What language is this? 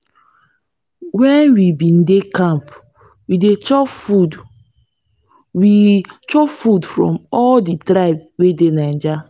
Nigerian Pidgin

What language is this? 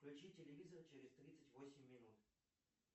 Russian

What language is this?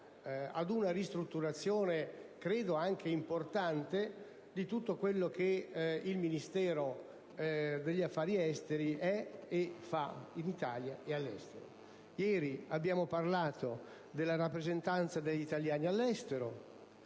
Italian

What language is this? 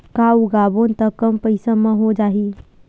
Chhattisgarhi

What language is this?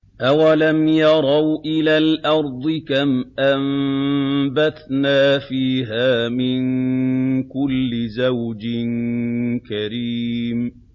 Arabic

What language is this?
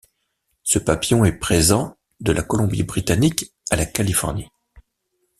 French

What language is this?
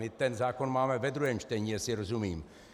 Czech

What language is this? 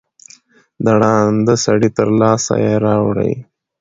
Pashto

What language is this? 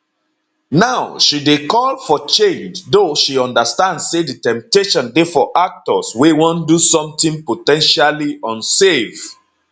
Nigerian Pidgin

